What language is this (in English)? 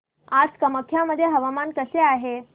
Marathi